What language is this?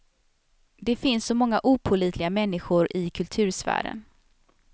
Swedish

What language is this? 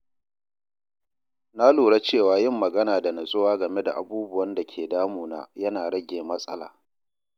Hausa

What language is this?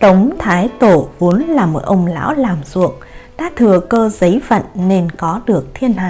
Vietnamese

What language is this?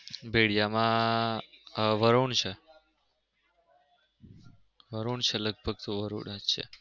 Gujarati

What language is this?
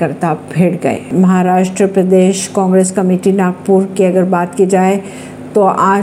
Hindi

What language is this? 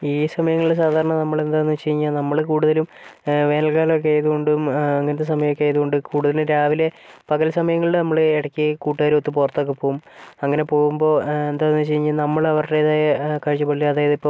Malayalam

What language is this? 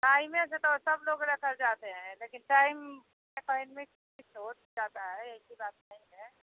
Hindi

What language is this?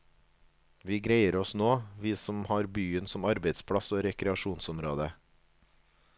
Norwegian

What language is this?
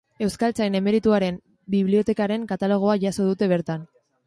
Basque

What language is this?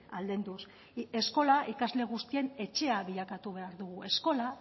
Basque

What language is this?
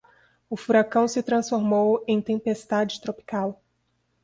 Portuguese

